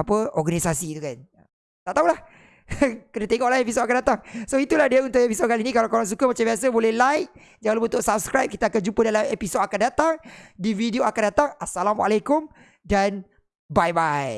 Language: Malay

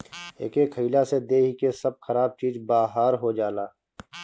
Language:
Bhojpuri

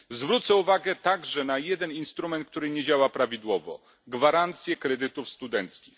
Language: Polish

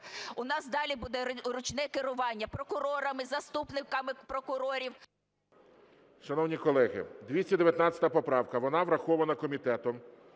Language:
Ukrainian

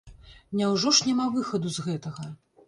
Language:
Belarusian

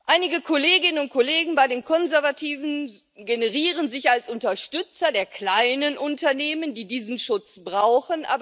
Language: German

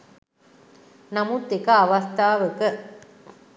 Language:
Sinhala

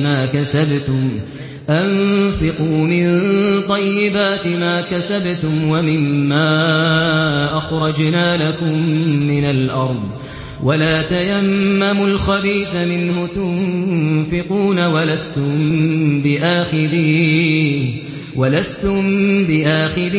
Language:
Arabic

